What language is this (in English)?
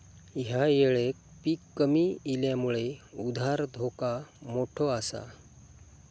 Marathi